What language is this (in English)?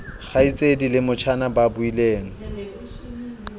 Southern Sotho